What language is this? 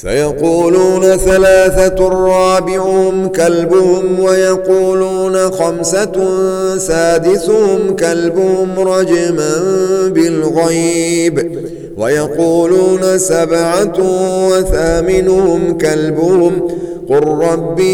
Arabic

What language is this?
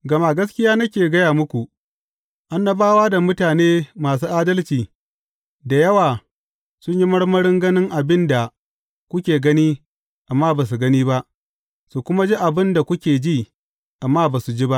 Hausa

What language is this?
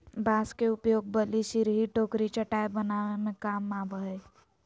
Magahi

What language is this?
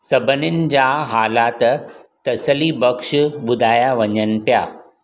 Sindhi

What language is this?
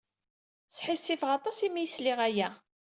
Kabyle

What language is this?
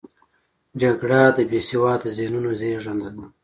Pashto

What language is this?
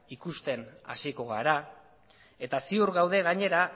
Basque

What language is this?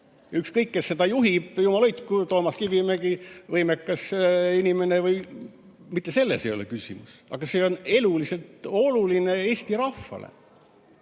Estonian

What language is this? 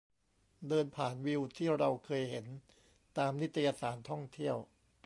Thai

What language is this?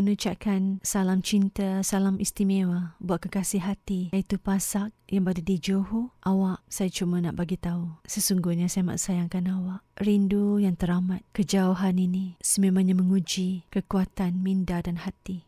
Malay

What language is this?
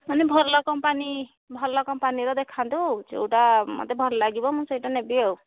Odia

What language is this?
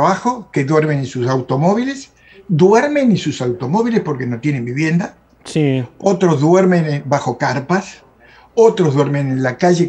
Spanish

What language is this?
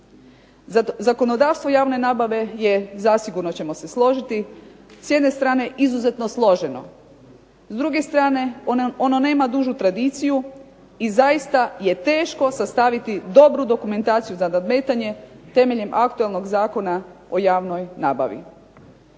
Croatian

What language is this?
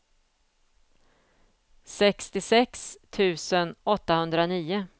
Swedish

